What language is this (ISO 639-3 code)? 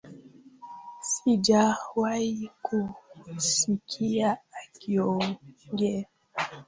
swa